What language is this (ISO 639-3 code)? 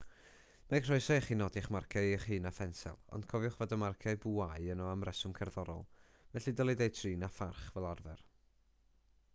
cym